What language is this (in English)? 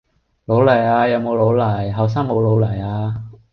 Cantonese